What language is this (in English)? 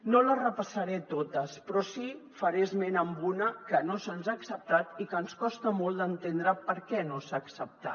Catalan